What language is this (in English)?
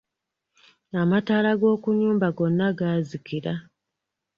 Ganda